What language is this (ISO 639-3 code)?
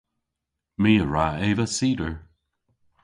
cor